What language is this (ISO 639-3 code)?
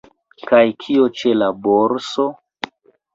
epo